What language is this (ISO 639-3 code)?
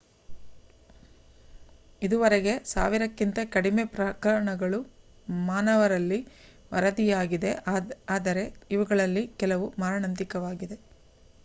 kan